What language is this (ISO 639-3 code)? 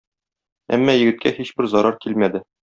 tat